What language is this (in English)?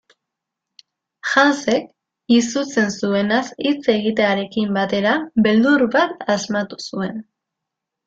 Basque